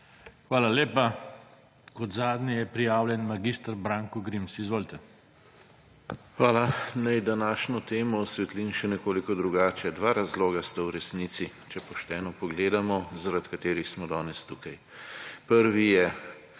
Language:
Slovenian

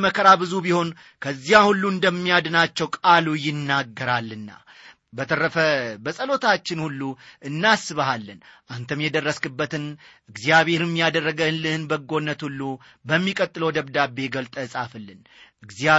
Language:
Amharic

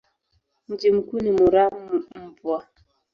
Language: Swahili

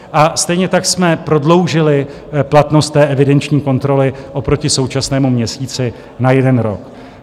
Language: Czech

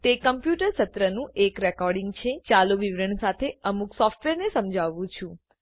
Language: Gujarati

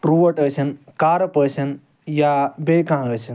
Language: Kashmiri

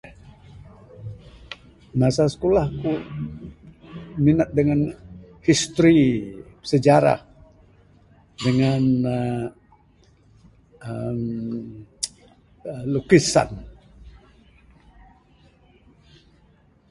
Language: Bukar-Sadung Bidayuh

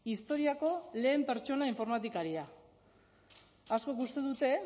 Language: Basque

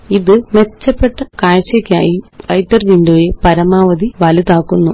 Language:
Malayalam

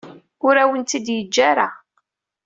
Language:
Kabyle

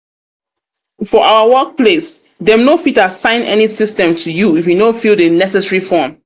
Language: Nigerian Pidgin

